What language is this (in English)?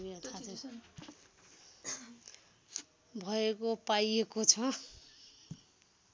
Nepali